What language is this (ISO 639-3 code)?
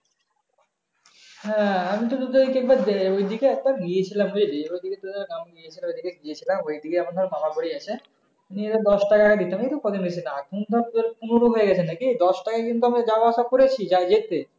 ben